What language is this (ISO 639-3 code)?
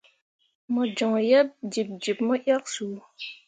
mua